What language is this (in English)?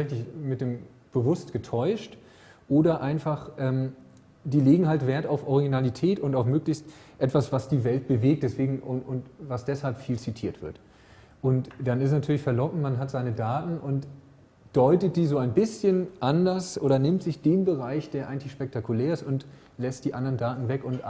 German